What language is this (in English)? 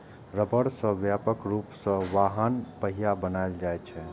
Maithili